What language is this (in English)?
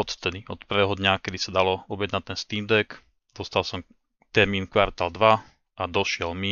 Slovak